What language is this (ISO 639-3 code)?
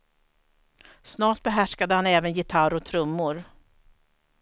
swe